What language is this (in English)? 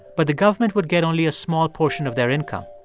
English